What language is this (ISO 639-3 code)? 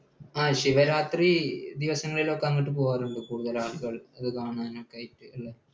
mal